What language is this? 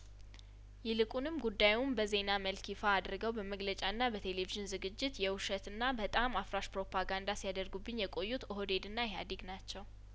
Amharic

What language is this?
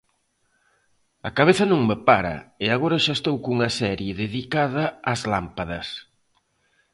Galician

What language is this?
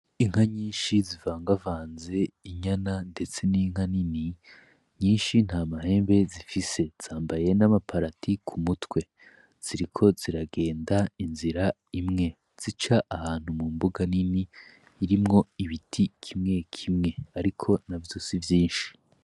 Rundi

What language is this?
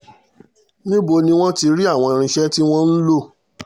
Yoruba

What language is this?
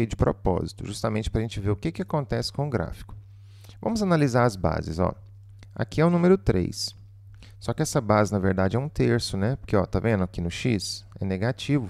Portuguese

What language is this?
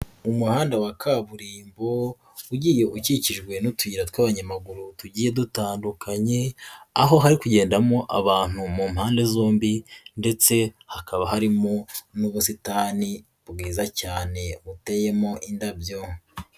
Kinyarwanda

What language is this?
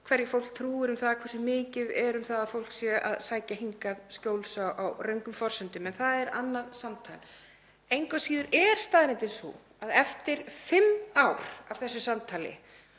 Icelandic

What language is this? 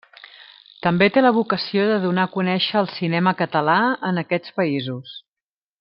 Catalan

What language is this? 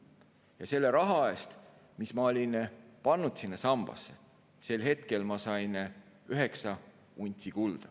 Estonian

